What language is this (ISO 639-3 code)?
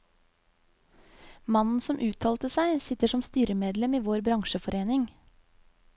nor